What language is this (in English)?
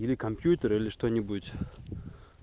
Russian